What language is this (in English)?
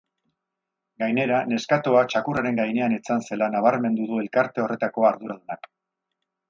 Basque